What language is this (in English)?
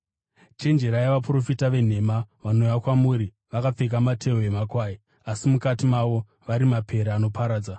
Shona